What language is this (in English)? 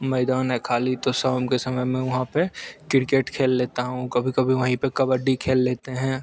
Hindi